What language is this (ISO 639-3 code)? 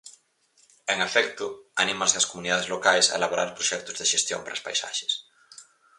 glg